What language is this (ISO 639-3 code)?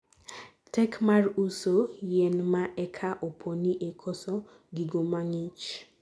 luo